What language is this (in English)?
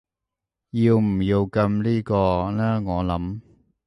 Cantonese